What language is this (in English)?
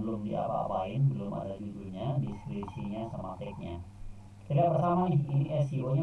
Indonesian